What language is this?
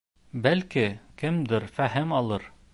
Bashkir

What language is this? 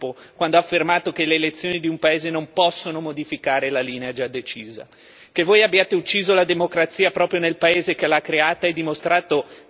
Italian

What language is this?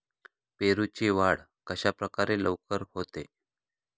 Marathi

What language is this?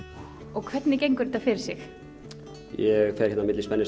Icelandic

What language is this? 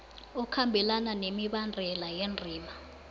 South Ndebele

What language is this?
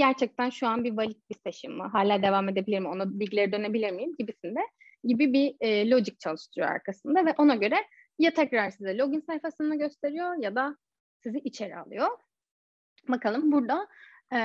Turkish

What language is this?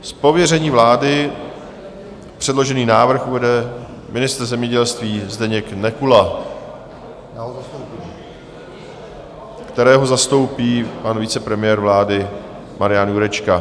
Czech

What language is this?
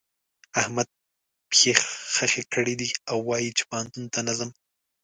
Pashto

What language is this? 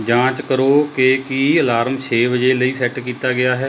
Punjabi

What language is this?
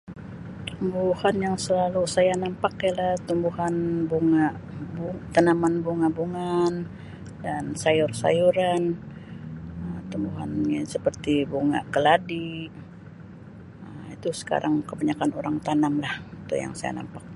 Sabah Malay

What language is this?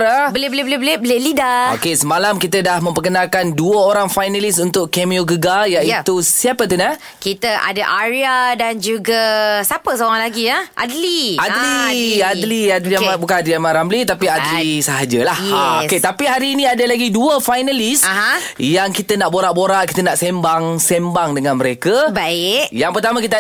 Malay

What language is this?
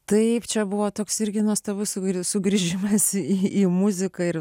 Lithuanian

